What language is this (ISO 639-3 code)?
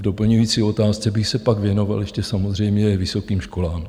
ces